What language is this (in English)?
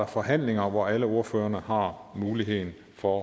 Danish